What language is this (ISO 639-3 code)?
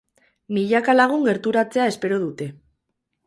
eus